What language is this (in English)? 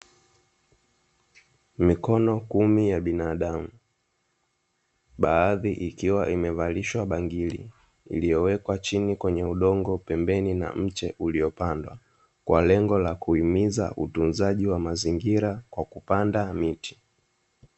Swahili